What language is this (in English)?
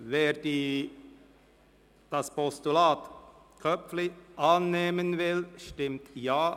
Swiss German